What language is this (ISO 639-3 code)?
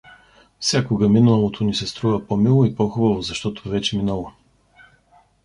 bul